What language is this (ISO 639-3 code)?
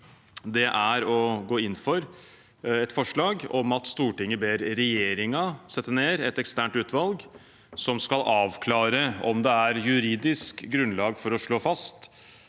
nor